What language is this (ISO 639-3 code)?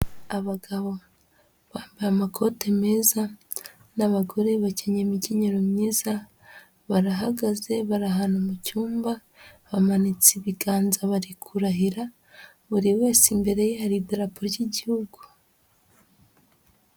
kin